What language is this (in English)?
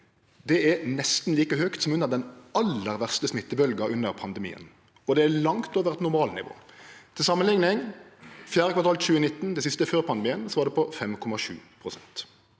Norwegian